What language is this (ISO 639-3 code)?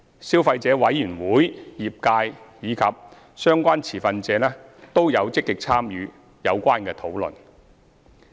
yue